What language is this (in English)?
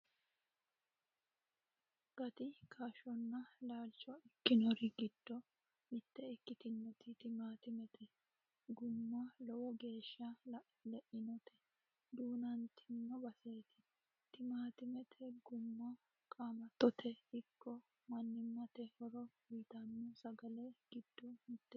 Sidamo